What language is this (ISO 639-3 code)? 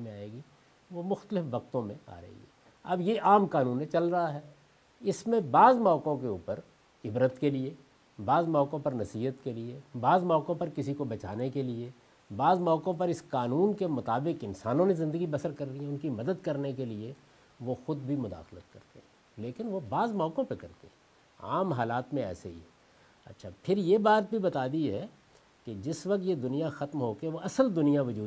urd